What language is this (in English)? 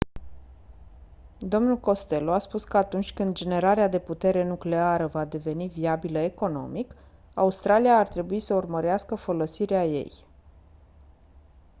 Romanian